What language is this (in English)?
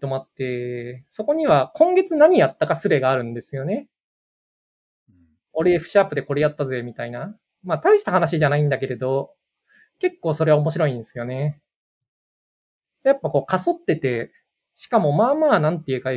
Japanese